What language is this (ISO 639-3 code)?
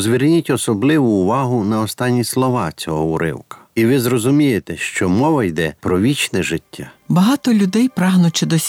rus